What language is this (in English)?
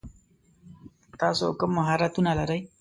Pashto